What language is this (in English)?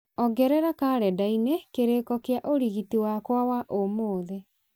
Kikuyu